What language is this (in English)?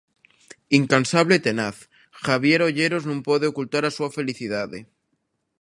Galician